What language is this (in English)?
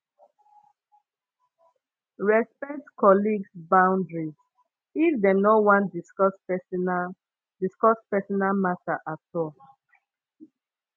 Nigerian Pidgin